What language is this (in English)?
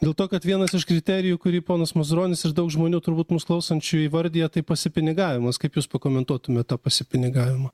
Lithuanian